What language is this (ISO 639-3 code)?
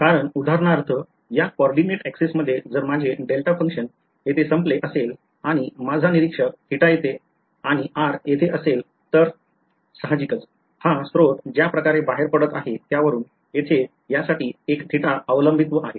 mar